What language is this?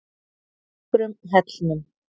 Icelandic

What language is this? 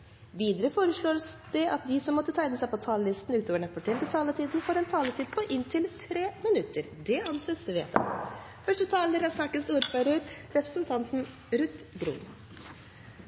Norwegian Bokmål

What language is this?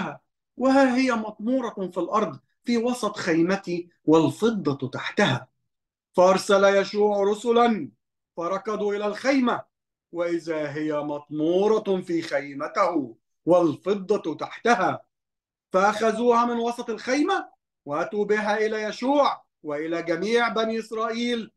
Arabic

